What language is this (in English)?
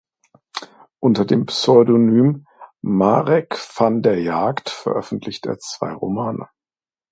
German